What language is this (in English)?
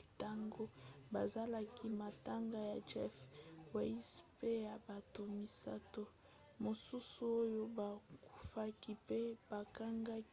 Lingala